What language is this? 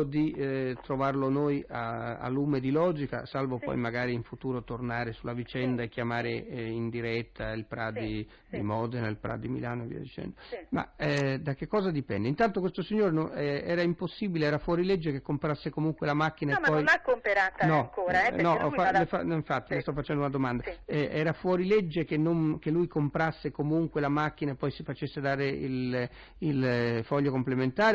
Italian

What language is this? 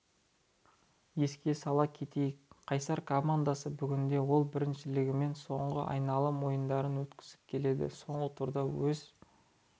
Kazakh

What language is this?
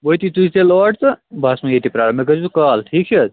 Kashmiri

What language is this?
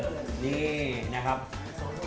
Thai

